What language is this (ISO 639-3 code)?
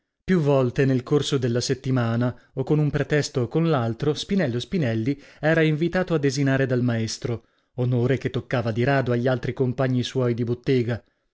ita